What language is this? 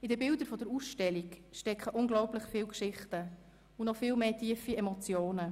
Swiss German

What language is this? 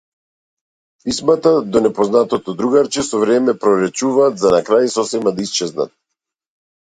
Macedonian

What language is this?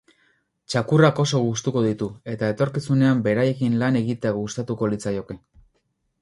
Basque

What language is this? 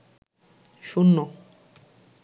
Bangla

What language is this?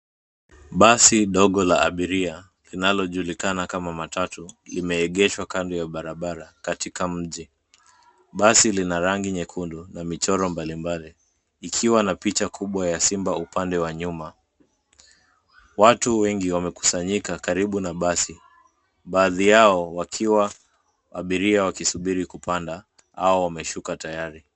Swahili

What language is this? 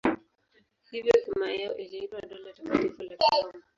Swahili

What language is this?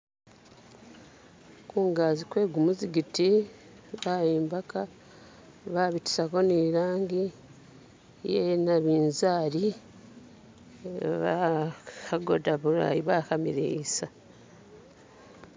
Masaaba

